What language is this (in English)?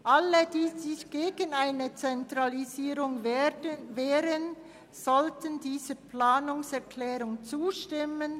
Swiss German